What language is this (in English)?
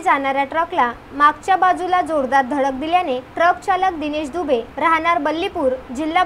Marathi